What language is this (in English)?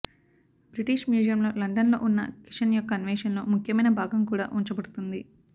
Telugu